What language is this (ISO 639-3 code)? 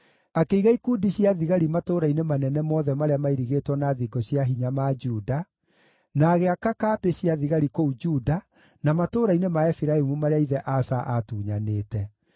kik